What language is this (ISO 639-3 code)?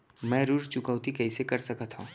hne